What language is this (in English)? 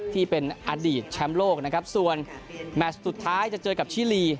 Thai